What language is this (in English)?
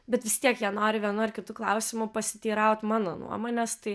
Lithuanian